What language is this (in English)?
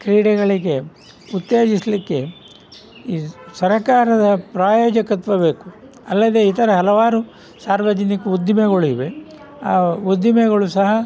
Kannada